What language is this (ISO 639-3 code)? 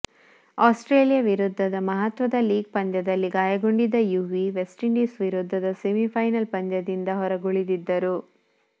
kan